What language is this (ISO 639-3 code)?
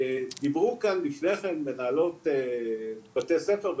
heb